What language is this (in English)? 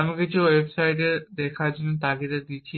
Bangla